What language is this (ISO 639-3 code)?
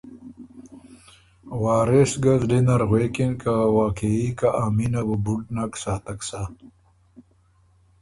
oru